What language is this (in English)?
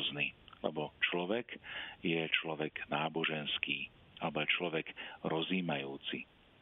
Slovak